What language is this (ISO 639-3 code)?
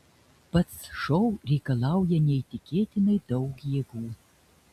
lit